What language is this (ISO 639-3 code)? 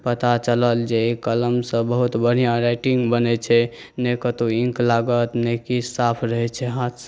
mai